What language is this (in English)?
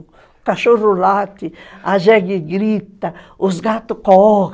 Portuguese